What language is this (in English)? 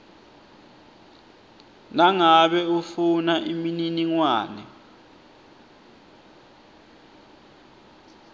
Swati